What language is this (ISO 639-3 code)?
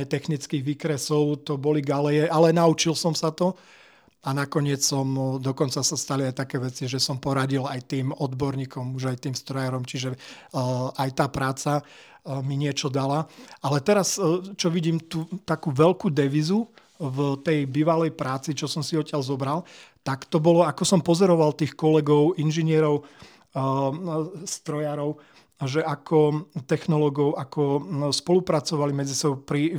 slk